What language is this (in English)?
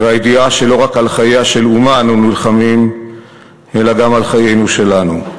Hebrew